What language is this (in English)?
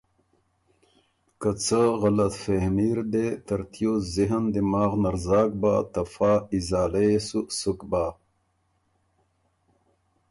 Ormuri